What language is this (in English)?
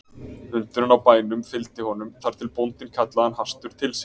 Icelandic